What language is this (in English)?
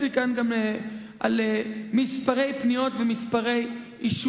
Hebrew